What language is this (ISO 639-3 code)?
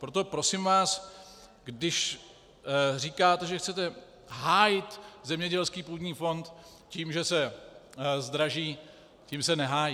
ces